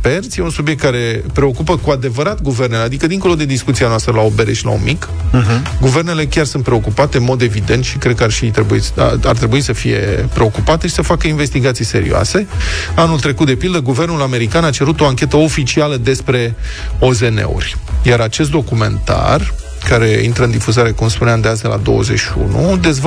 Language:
Romanian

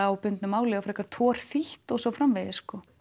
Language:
Icelandic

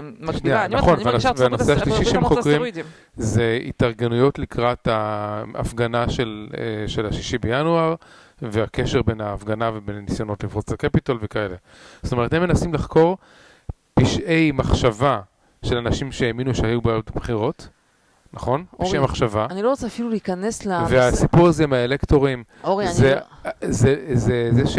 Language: Hebrew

